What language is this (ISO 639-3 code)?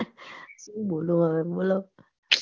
guj